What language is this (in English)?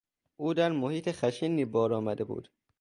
Persian